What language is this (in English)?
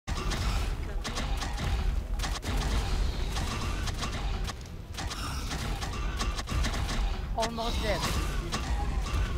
Dutch